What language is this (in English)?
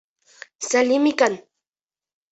Bashkir